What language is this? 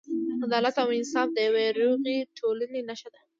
Pashto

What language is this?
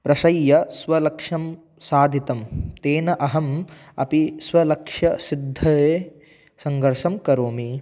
Sanskrit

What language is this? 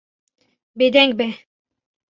Kurdish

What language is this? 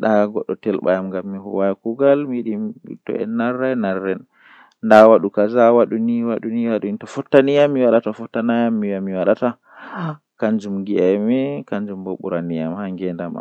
Western Niger Fulfulde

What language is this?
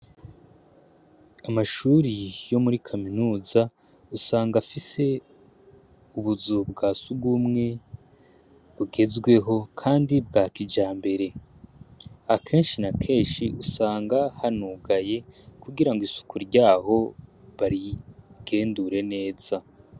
Rundi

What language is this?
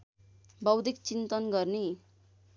Nepali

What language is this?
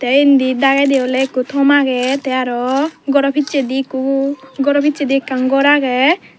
Chakma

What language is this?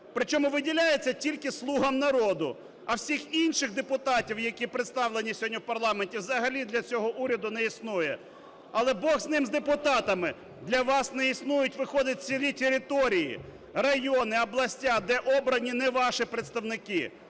Ukrainian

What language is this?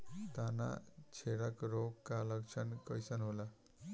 Bhojpuri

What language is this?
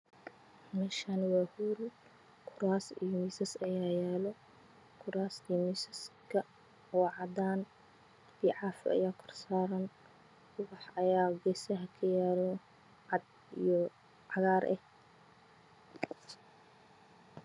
Somali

